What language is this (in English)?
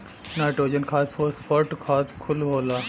Bhojpuri